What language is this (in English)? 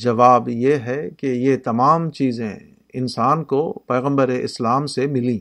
Urdu